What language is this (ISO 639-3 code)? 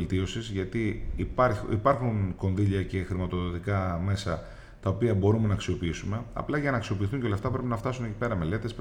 ell